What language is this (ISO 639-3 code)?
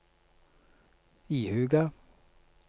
nor